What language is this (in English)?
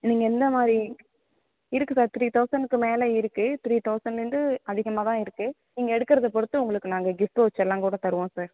Tamil